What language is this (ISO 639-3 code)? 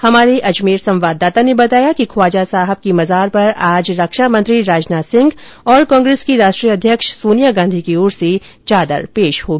hin